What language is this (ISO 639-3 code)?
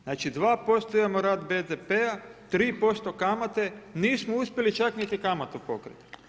hrv